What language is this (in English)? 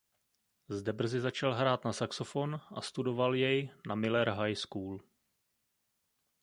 Czech